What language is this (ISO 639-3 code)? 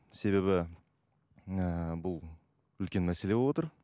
kaz